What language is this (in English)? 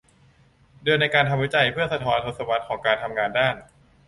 Thai